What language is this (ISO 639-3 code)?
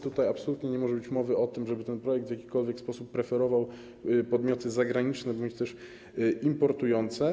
pol